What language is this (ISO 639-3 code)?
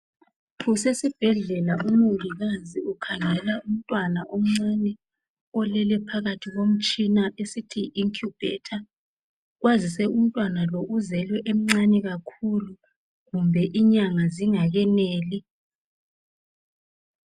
nde